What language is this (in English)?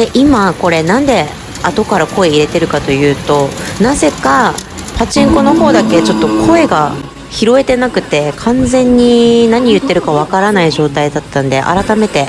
Japanese